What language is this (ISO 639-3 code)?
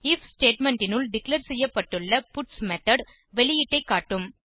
tam